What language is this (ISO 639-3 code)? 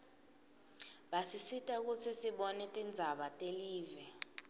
ssw